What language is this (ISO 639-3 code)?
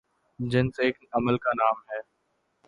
urd